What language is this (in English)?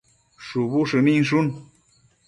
Matsés